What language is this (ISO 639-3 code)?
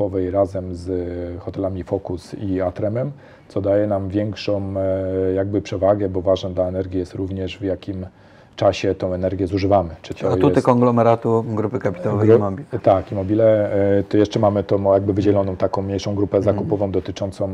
pol